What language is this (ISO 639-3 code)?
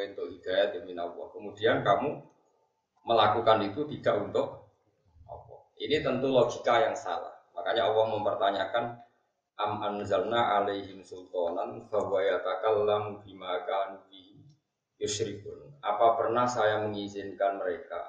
ind